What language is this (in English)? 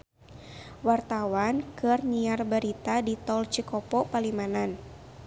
Sundanese